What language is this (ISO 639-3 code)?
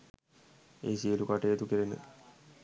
sin